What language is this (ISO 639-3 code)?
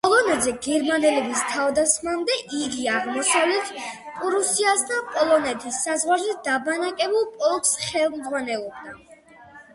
kat